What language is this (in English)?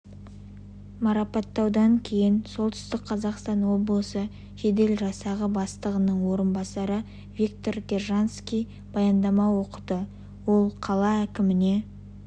Kazakh